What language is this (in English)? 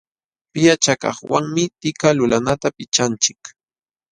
Jauja Wanca Quechua